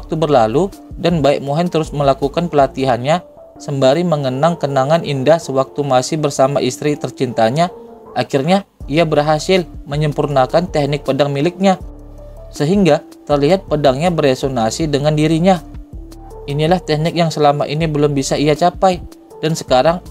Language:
Indonesian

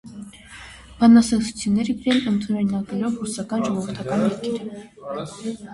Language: Armenian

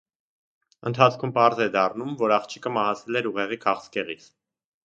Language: Armenian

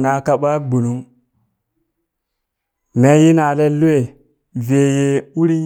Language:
Burak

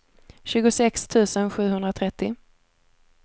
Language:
Swedish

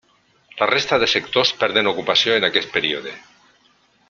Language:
Catalan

